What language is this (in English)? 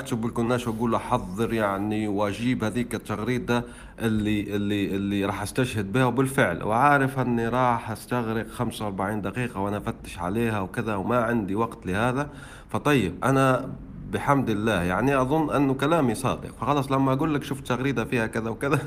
Arabic